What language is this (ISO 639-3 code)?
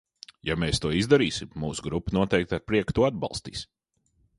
lav